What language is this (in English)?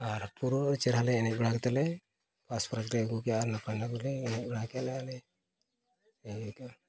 Santali